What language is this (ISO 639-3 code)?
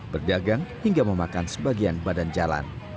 ind